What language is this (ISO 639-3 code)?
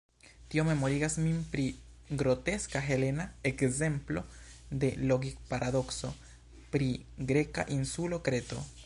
epo